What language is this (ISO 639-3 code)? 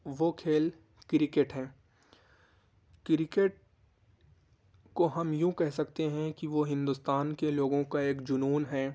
urd